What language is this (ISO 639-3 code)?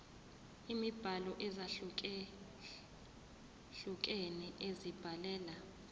zul